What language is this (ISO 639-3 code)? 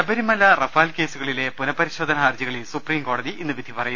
mal